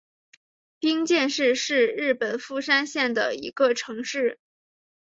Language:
Chinese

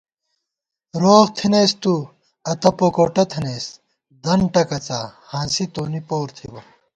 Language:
Gawar-Bati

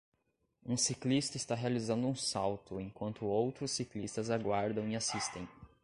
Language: Portuguese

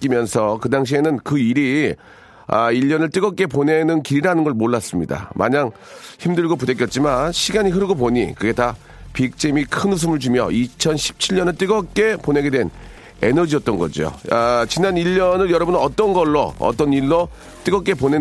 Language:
Korean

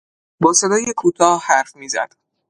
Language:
Persian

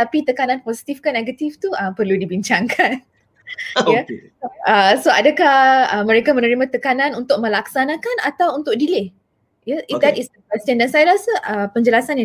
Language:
Malay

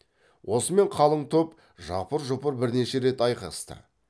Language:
Kazakh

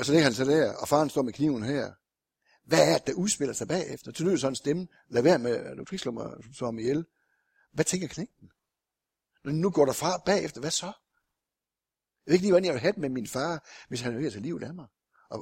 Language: Danish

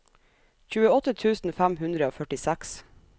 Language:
Norwegian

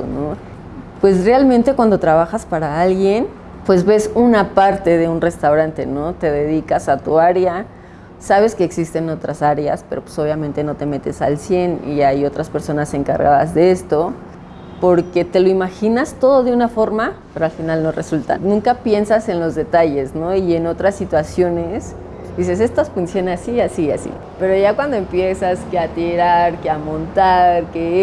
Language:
Spanish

